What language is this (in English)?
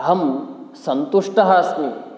Sanskrit